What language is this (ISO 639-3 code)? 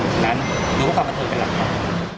tha